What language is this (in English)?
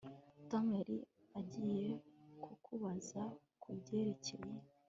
Kinyarwanda